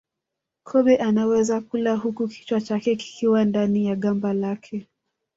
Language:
Swahili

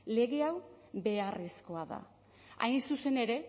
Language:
Basque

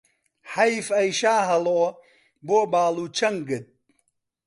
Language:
Central Kurdish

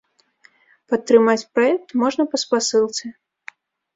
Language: Belarusian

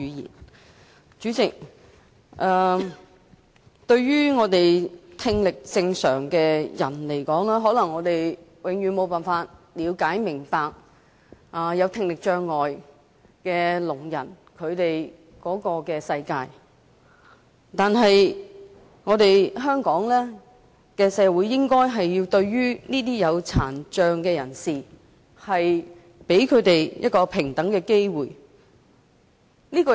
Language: Cantonese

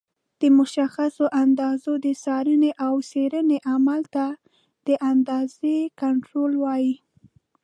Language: Pashto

